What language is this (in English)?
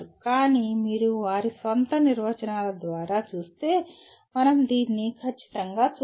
Telugu